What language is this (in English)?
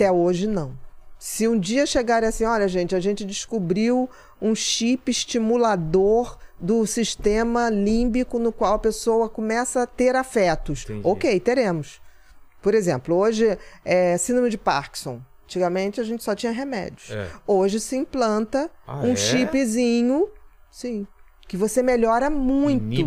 Portuguese